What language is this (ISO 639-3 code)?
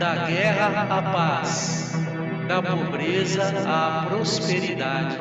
por